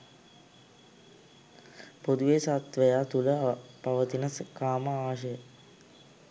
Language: Sinhala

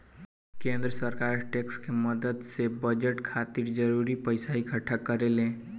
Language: Bhojpuri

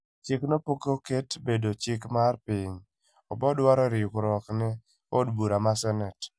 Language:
Luo (Kenya and Tanzania)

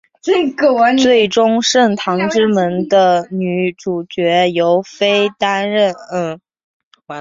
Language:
Chinese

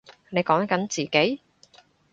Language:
Cantonese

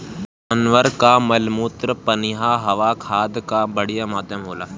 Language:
Bhojpuri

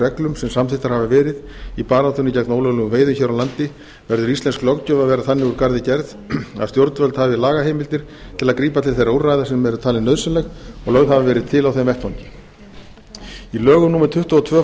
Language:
Icelandic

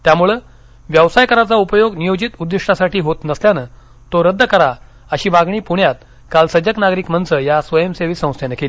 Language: Marathi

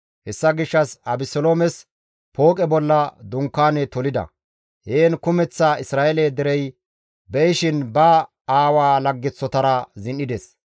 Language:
Gamo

